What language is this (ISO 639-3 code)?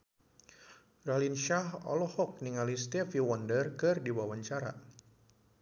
sun